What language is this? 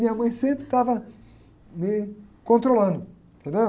Portuguese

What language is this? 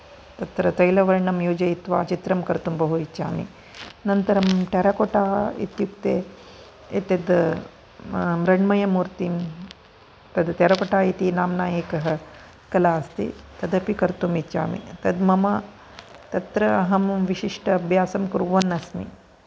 Sanskrit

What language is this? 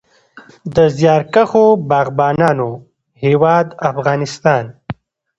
Pashto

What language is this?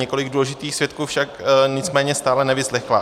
Czech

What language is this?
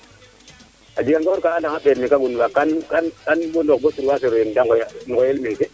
Serer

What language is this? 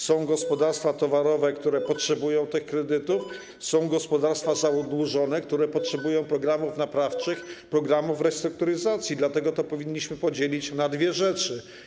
Polish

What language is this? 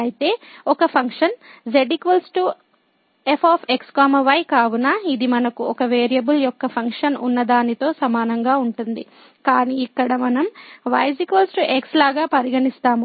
Telugu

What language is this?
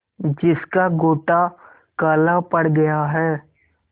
Hindi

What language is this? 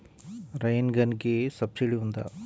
Telugu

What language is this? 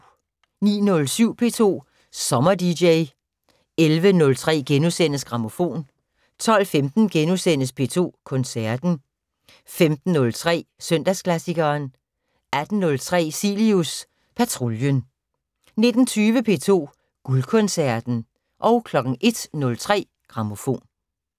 Danish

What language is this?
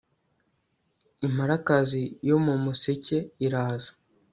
Kinyarwanda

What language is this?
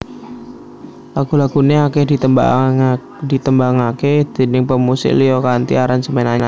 Javanese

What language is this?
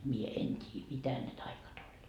Finnish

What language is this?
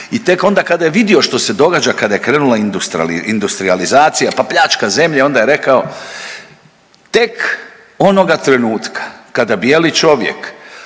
Croatian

